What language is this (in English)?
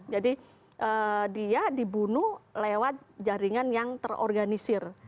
Indonesian